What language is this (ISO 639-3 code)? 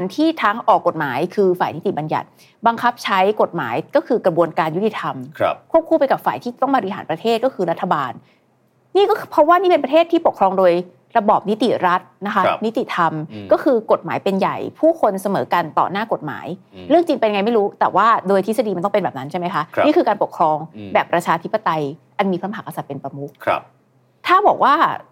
tha